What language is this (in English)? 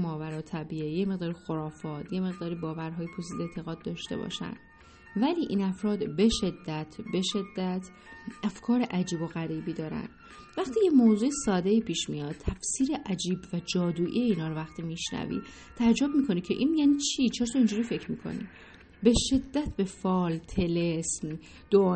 Persian